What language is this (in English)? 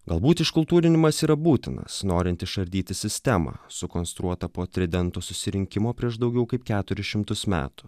Lithuanian